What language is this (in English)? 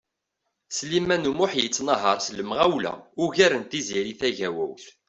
Kabyle